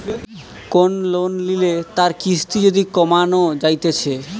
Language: Bangla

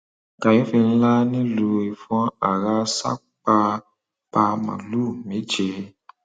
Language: Yoruba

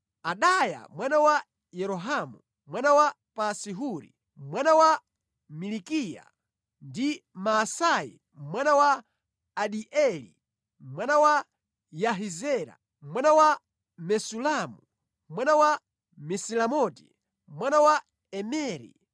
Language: Nyanja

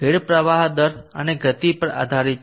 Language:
Gujarati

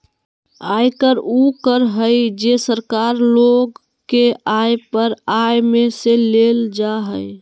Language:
Magahi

